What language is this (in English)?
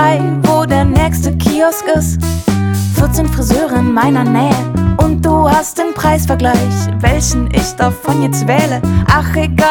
Persian